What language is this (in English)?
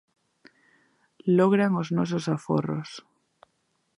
Galician